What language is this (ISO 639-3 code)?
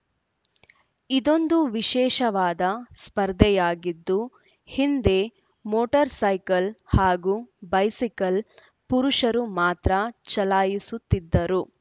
kan